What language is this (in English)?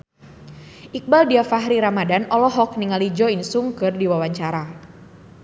Sundanese